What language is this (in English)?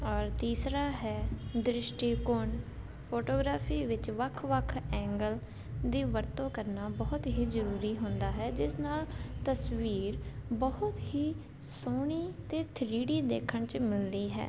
Punjabi